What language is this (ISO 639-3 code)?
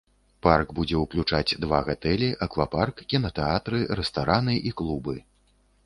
bel